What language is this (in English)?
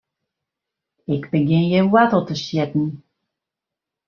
Western Frisian